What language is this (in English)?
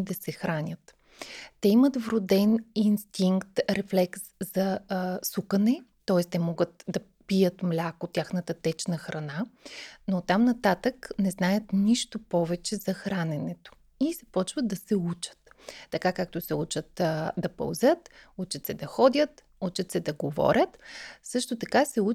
Bulgarian